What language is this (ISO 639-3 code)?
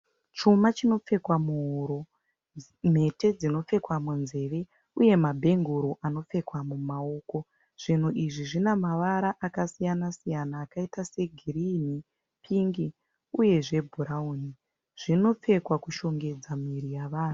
sna